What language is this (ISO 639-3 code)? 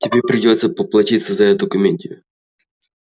rus